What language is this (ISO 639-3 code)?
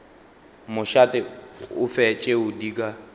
nso